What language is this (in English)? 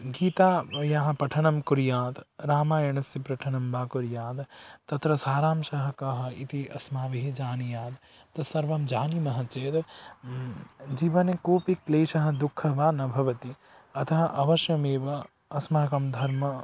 Sanskrit